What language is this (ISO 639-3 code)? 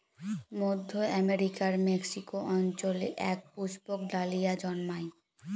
ben